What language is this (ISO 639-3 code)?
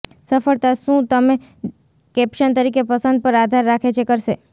guj